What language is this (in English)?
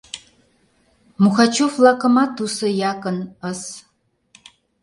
Mari